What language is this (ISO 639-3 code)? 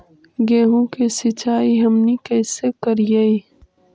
mag